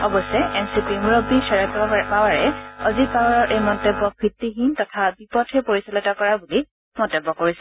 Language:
Assamese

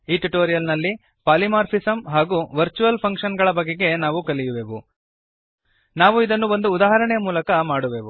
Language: Kannada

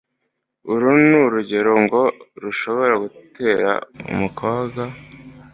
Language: Kinyarwanda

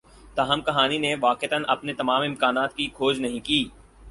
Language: Urdu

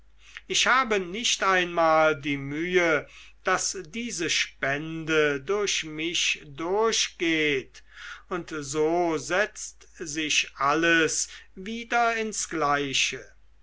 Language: German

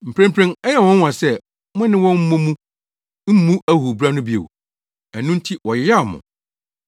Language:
Akan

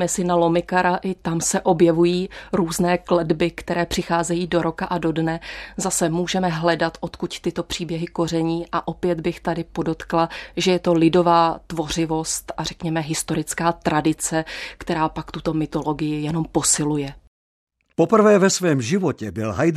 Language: Czech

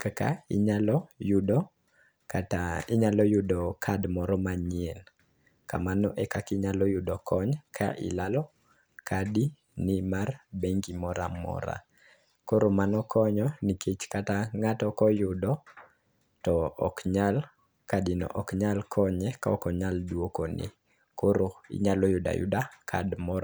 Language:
Luo (Kenya and Tanzania)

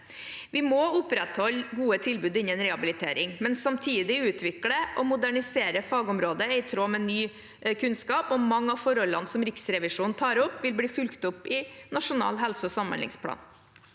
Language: Norwegian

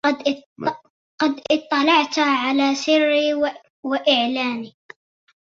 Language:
Arabic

